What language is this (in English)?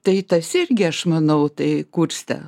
Lithuanian